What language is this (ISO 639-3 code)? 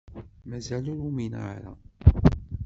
kab